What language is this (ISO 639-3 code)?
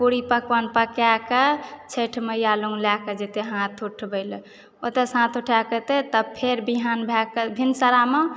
mai